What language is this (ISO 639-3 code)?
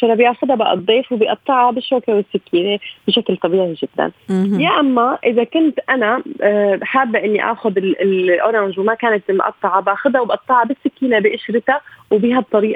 ara